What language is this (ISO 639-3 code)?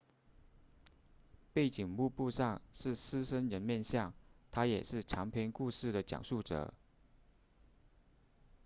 zho